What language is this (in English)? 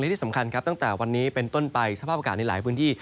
Thai